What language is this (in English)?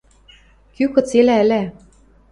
Western Mari